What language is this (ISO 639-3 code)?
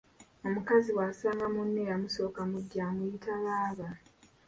lug